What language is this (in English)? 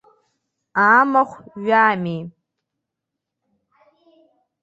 Abkhazian